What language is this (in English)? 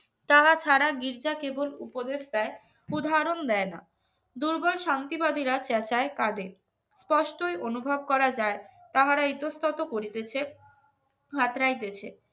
Bangla